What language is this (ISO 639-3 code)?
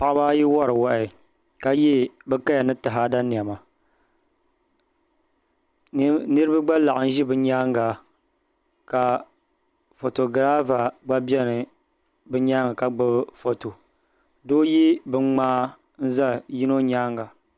dag